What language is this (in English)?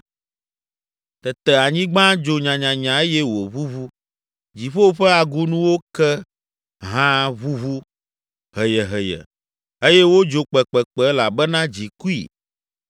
Ewe